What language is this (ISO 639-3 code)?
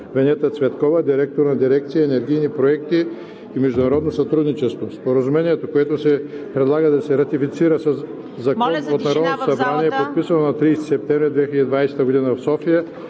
bul